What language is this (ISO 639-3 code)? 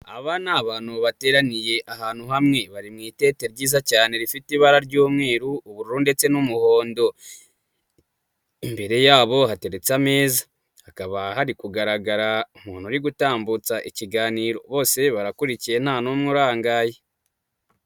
kin